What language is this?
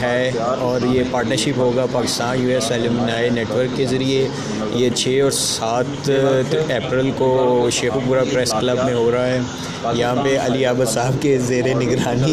Urdu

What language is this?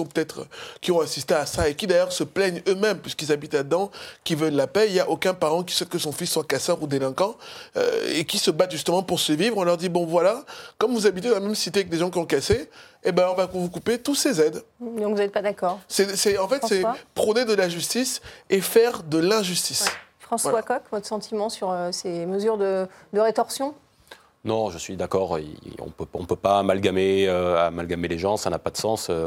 French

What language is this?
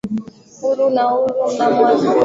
Swahili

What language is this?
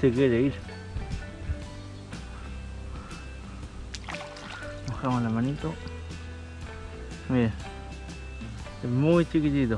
Spanish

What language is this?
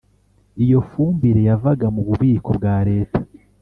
Kinyarwanda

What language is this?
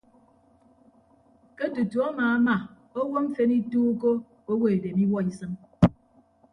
Ibibio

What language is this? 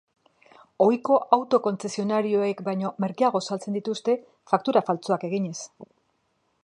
Basque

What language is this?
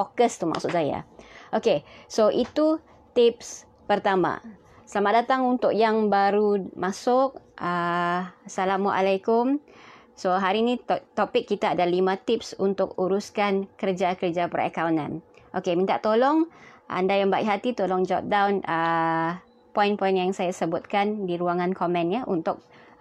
Malay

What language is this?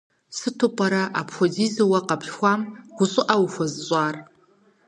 Kabardian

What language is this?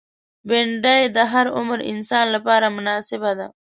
Pashto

